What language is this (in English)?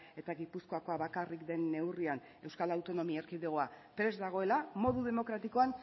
Basque